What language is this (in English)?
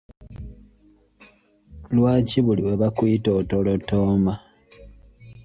Ganda